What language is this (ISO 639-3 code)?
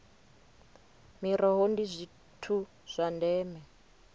ven